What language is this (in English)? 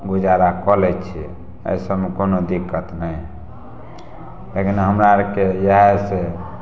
Maithili